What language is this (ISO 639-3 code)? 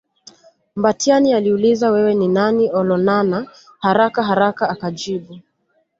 swa